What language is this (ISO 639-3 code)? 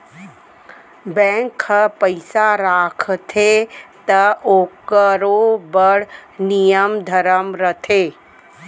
hne